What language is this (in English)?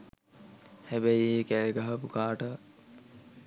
Sinhala